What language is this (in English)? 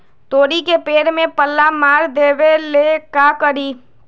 Magahi